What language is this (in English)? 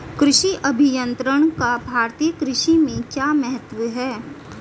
Hindi